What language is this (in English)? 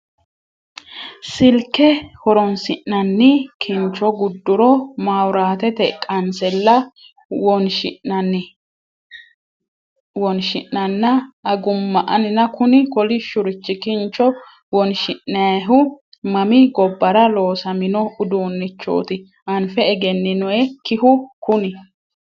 Sidamo